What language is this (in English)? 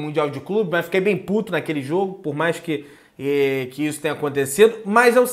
Portuguese